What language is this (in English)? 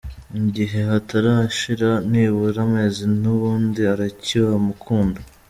Kinyarwanda